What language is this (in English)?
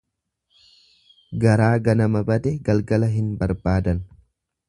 Oromo